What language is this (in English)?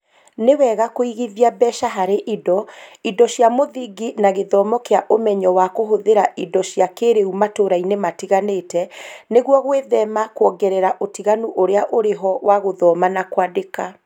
Kikuyu